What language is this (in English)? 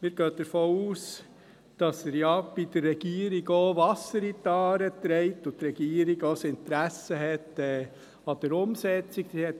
Swiss German